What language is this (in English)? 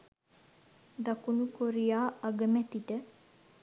Sinhala